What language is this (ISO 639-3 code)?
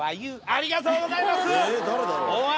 jpn